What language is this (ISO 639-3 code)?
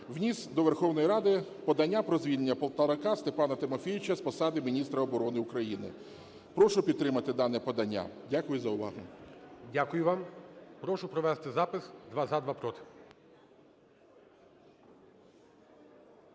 ukr